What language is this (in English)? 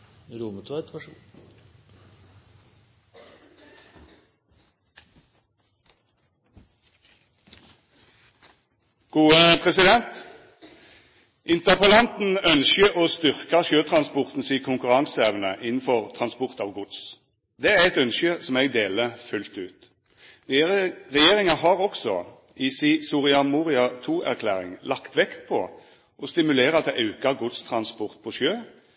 Norwegian Nynorsk